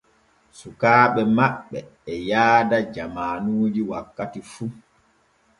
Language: Borgu Fulfulde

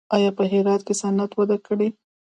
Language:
Pashto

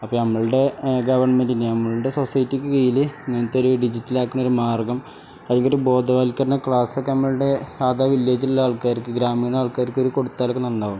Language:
Malayalam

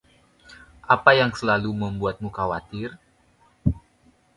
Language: Indonesian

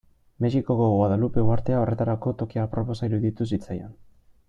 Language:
Basque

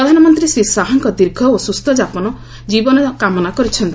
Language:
Odia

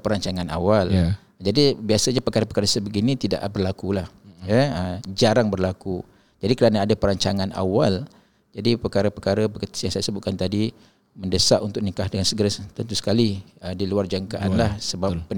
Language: Malay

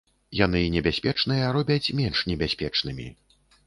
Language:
Belarusian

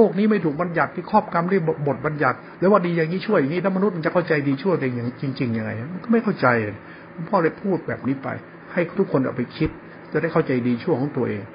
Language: Thai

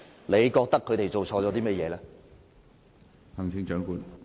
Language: Cantonese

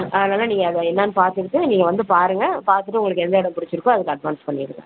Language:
Tamil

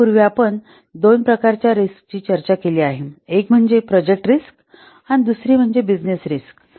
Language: Marathi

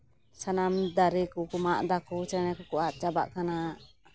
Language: Santali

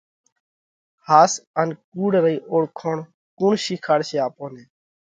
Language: Parkari Koli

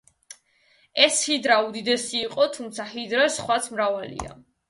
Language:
Georgian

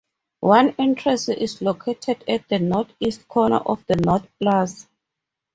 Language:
English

